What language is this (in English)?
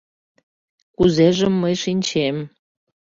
Mari